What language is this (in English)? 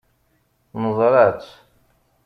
Kabyle